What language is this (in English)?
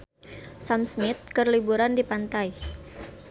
Sundanese